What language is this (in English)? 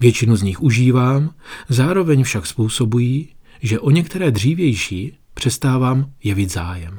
Czech